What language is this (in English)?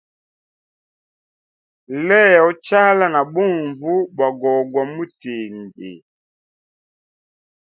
Hemba